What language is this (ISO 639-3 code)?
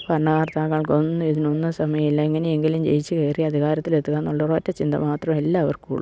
mal